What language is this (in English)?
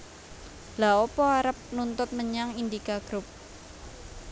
Javanese